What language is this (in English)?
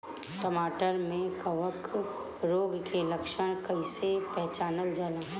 Bhojpuri